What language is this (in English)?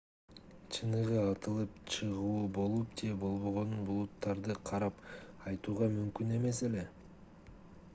Kyrgyz